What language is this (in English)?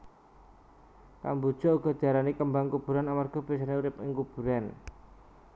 Javanese